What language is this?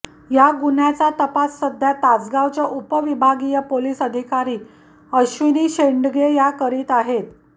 Marathi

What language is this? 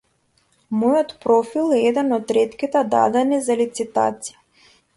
Macedonian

